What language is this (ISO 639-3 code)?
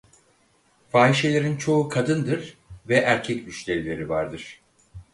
tur